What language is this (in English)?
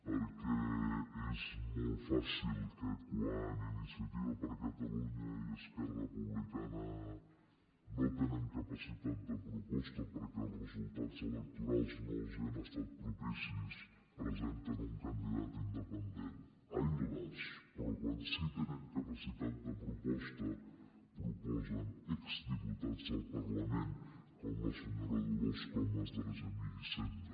Catalan